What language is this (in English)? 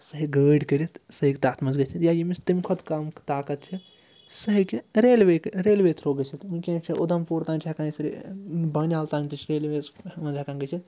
Kashmiri